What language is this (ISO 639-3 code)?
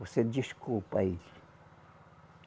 por